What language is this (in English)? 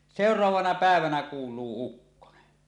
Finnish